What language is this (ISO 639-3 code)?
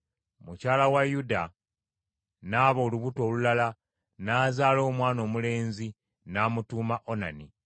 lug